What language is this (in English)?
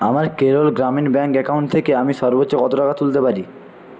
Bangla